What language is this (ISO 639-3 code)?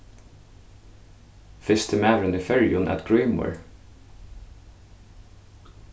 fao